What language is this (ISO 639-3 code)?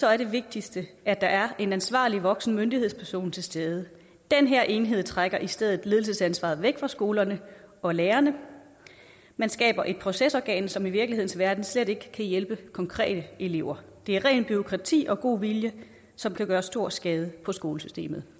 dan